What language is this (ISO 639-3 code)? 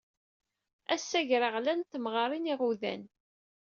kab